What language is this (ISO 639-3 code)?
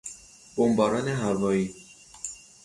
fas